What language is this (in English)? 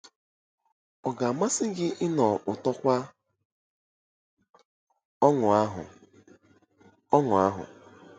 Igbo